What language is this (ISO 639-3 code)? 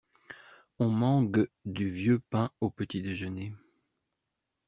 fra